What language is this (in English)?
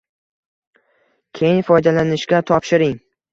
Uzbek